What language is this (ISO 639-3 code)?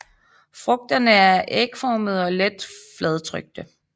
dan